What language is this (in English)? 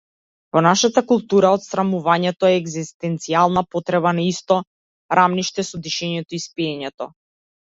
Macedonian